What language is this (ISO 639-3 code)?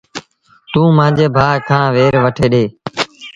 sbn